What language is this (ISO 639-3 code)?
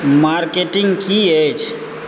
mai